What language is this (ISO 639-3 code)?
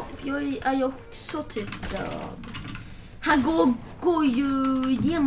swe